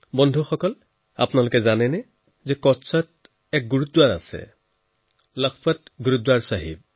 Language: Assamese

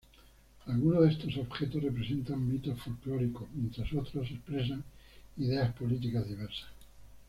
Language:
Spanish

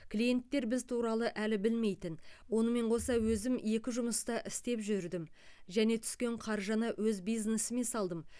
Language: Kazakh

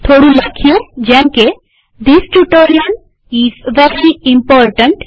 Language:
Gujarati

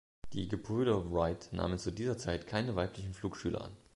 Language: German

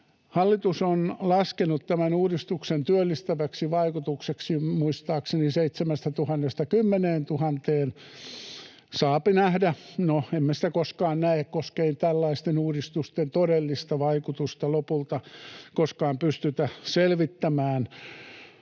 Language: Finnish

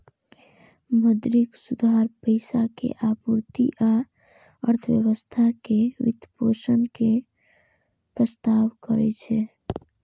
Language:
Maithili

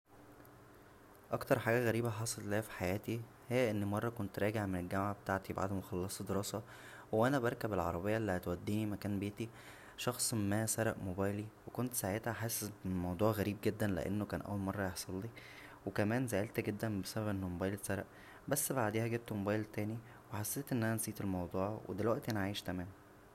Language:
Egyptian Arabic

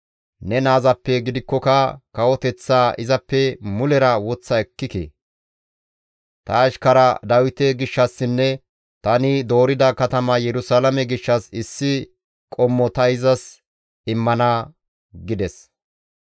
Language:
Gamo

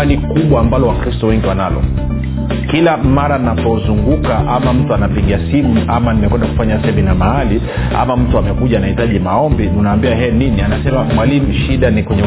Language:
Swahili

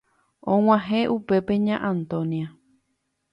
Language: Guarani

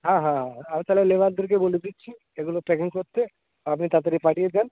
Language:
Bangla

